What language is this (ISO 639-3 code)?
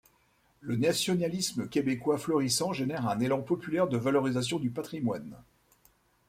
fra